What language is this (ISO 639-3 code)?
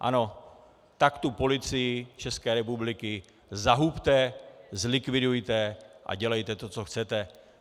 ces